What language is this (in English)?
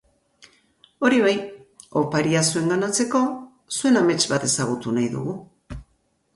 Basque